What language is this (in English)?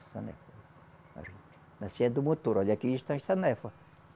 Portuguese